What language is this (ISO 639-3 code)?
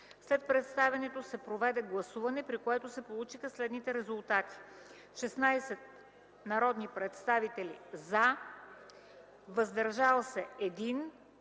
bul